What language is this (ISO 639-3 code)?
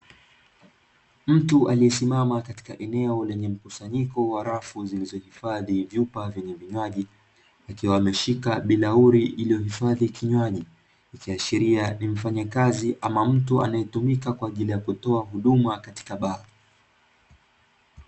swa